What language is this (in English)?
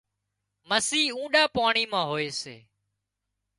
Wadiyara Koli